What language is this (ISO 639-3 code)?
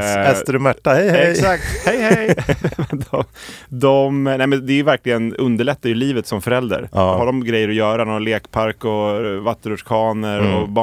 swe